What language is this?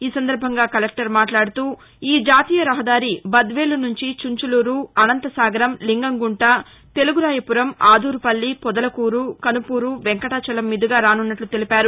Telugu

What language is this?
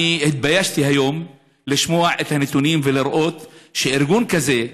Hebrew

